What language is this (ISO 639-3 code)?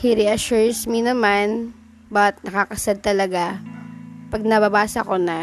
fil